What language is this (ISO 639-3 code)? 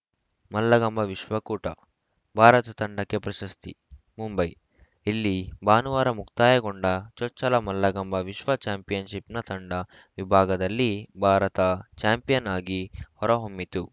kan